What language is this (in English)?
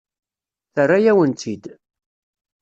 Kabyle